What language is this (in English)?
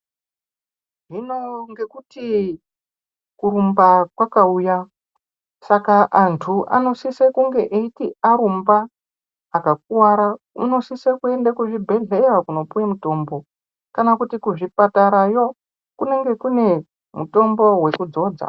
Ndau